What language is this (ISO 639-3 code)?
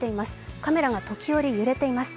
jpn